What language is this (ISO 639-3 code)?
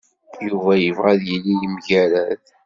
kab